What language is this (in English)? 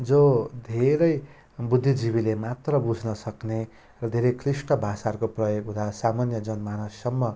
Nepali